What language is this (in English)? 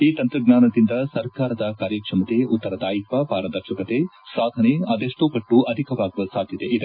Kannada